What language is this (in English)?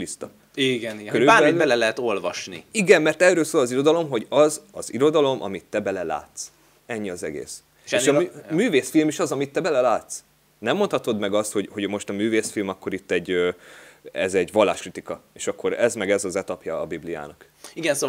Hungarian